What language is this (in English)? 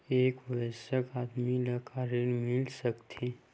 Chhattisgarhi